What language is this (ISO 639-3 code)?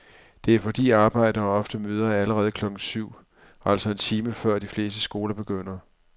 dan